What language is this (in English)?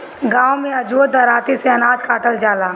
Bhojpuri